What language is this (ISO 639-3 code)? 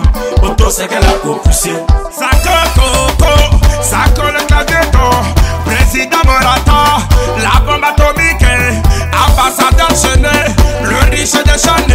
fra